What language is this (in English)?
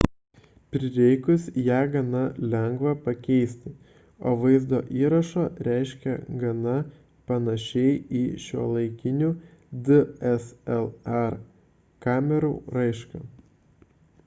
Lithuanian